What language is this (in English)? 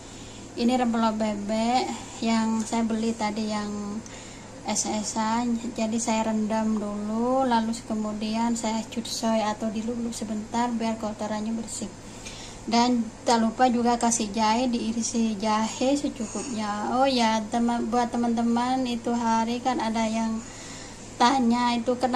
Indonesian